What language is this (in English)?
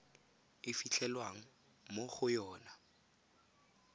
Tswana